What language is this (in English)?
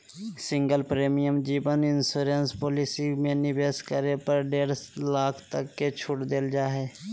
Magahi